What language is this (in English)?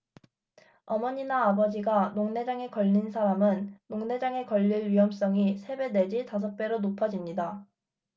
Korean